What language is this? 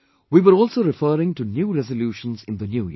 English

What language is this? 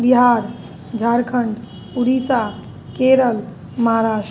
Maithili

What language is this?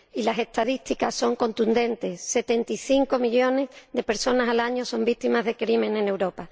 Spanish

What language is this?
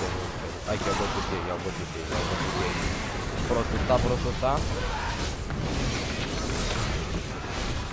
Romanian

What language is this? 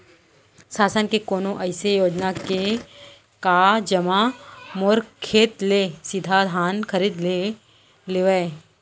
Chhattisgarhi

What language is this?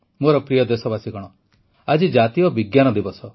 Odia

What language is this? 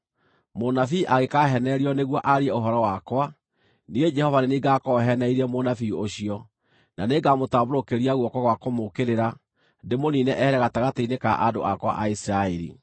Kikuyu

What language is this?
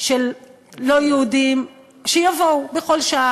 Hebrew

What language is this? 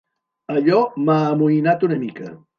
Catalan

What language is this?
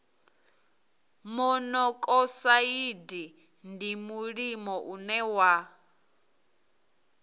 Venda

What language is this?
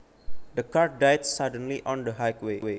Javanese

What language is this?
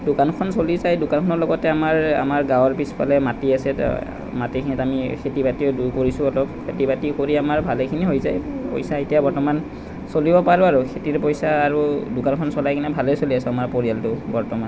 Assamese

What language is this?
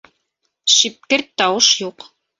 Bashkir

